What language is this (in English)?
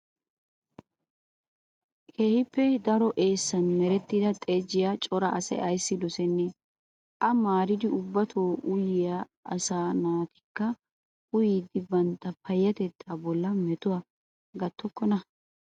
Wolaytta